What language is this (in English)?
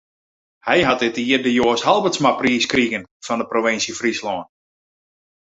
Western Frisian